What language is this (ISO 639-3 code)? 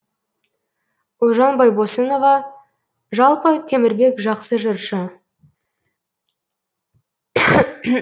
kaz